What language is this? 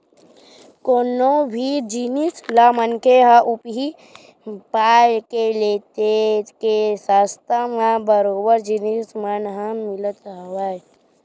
Chhattisgarhi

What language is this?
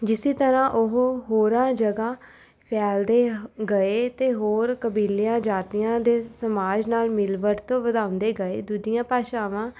Punjabi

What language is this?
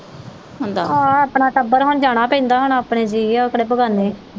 Punjabi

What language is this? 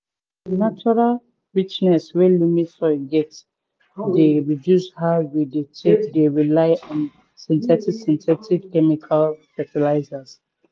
Nigerian Pidgin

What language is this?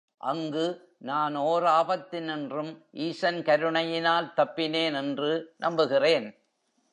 Tamil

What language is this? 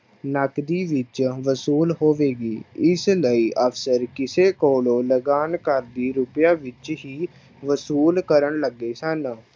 Punjabi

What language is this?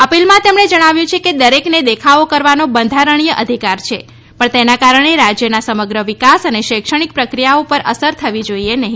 Gujarati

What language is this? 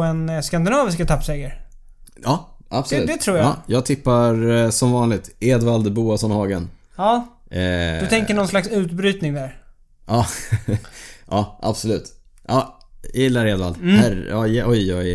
Swedish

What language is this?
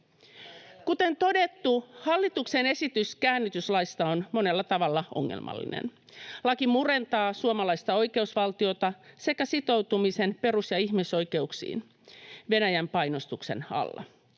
Finnish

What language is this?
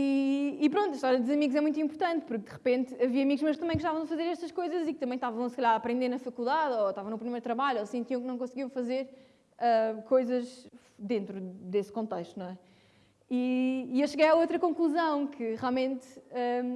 Portuguese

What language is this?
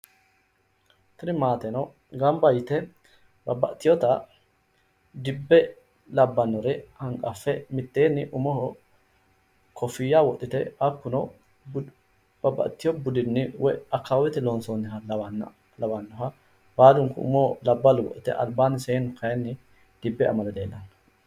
Sidamo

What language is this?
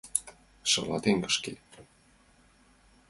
Mari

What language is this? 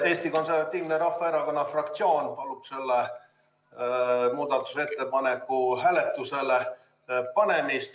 Estonian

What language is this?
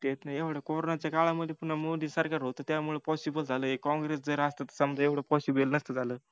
Marathi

